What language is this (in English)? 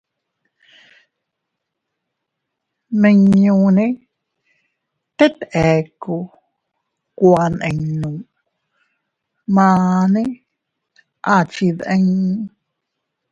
Teutila Cuicatec